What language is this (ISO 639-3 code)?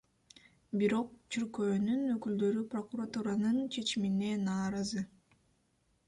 kir